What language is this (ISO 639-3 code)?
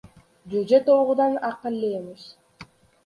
uzb